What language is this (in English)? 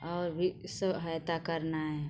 Hindi